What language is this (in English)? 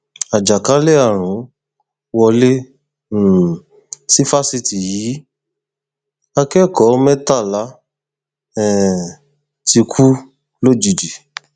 Yoruba